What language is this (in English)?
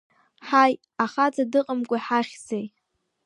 Abkhazian